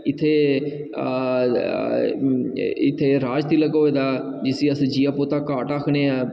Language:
Dogri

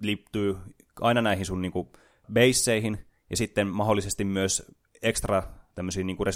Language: Finnish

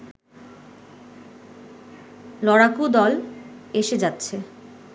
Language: Bangla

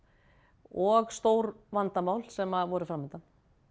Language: Icelandic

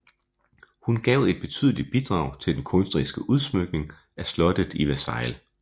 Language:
Danish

